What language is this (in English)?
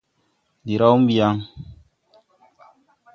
Tupuri